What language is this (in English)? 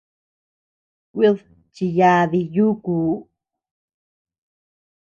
Tepeuxila Cuicatec